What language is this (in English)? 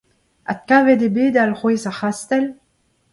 Breton